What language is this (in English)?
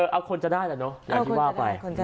Thai